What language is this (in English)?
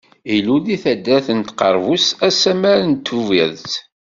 Kabyle